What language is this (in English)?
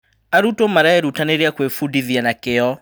Kikuyu